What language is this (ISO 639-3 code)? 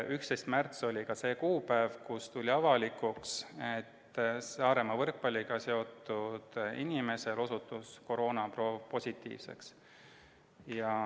est